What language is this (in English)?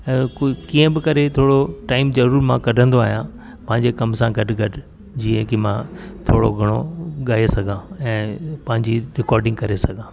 Sindhi